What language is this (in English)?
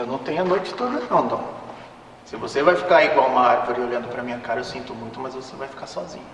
Portuguese